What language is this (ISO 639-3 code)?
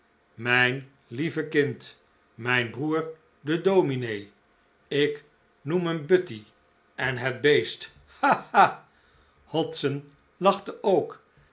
nld